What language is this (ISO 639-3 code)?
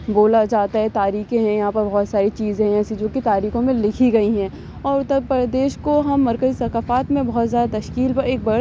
urd